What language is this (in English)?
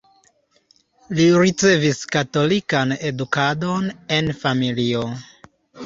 Esperanto